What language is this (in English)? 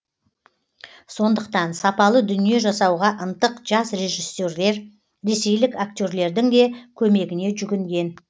Kazakh